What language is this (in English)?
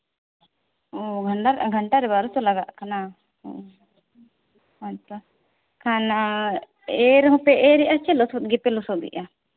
Santali